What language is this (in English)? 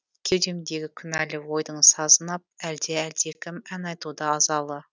Kazakh